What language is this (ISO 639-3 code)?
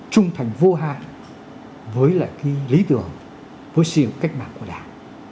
vie